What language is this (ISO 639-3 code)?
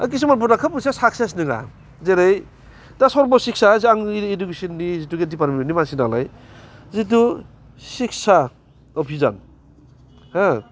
brx